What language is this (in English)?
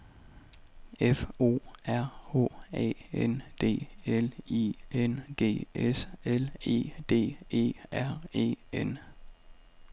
Danish